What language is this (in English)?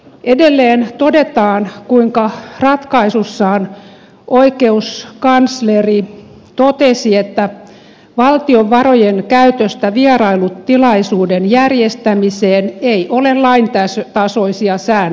Finnish